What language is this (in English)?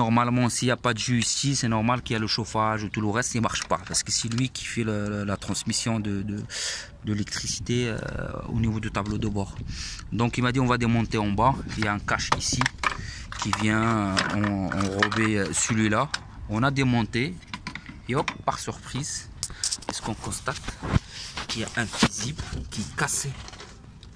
French